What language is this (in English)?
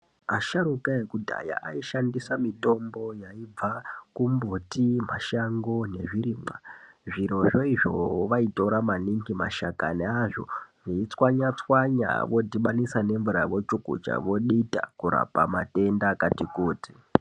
Ndau